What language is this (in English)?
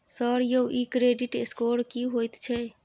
Maithili